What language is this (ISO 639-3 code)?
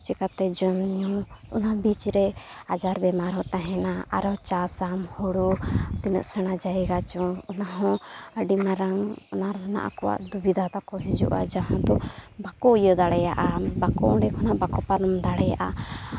sat